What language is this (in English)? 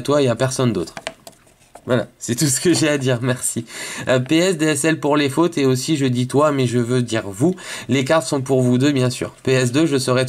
French